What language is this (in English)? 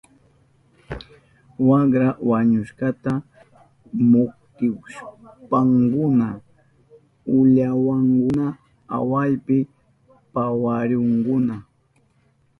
Southern Pastaza Quechua